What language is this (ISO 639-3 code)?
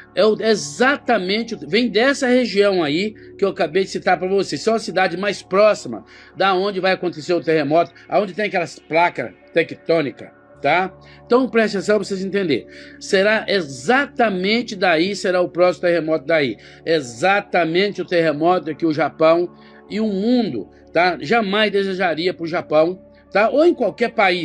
por